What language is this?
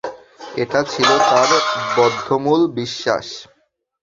Bangla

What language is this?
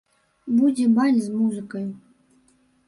Belarusian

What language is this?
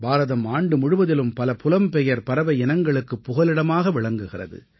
Tamil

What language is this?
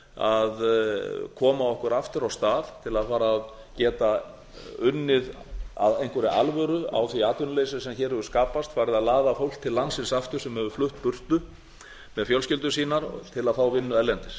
Icelandic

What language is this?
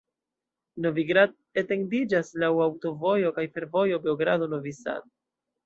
Esperanto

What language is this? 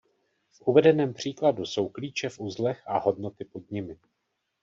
Czech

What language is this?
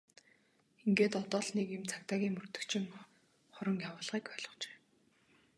Mongolian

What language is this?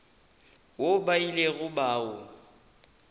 Northern Sotho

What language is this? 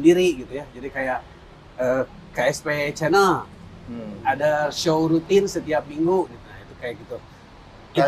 Indonesian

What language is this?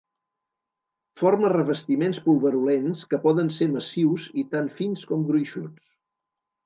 Catalan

